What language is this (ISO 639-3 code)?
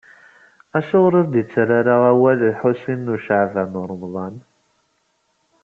kab